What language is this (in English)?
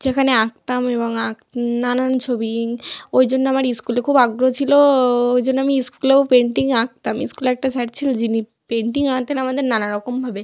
Bangla